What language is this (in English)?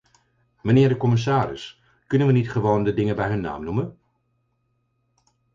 Dutch